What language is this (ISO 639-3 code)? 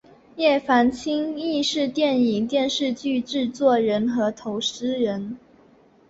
zho